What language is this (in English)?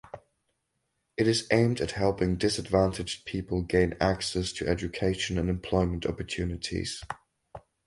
English